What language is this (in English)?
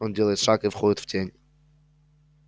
Russian